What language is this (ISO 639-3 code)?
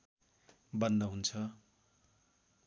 nep